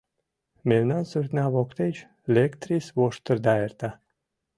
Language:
Mari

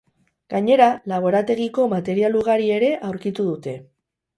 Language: Basque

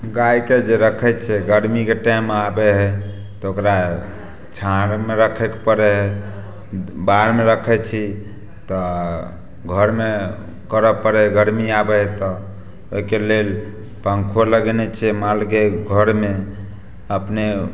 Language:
Maithili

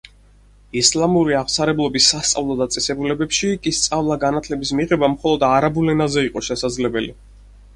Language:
Georgian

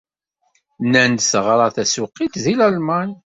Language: Kabyle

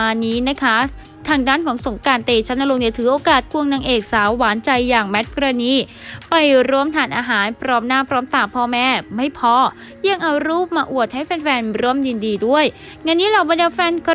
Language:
Thai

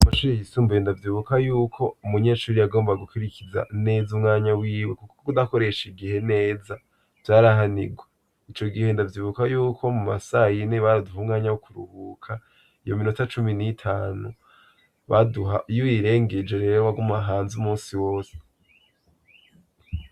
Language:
Rundi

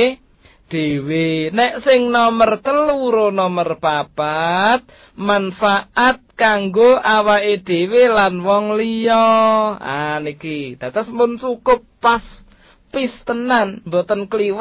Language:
Malay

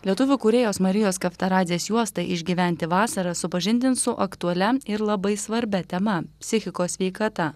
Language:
Lithuanian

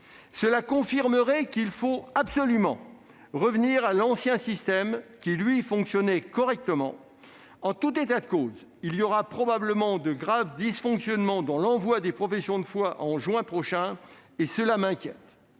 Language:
French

